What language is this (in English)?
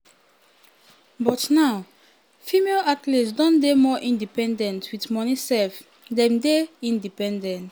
Nigerian Pidgin